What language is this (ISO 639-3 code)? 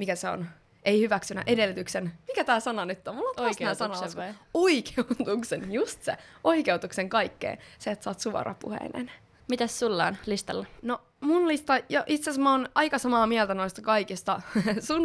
fin